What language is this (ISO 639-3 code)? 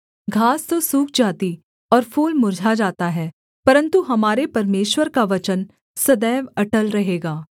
hin